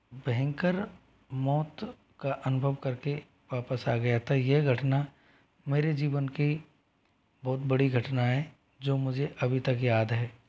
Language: Hindi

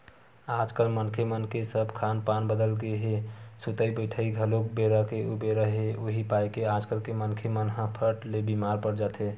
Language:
Chhattisgarhi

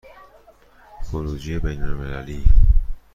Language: Persian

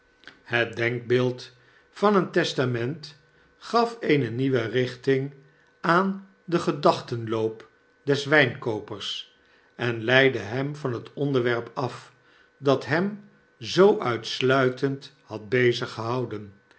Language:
Dutch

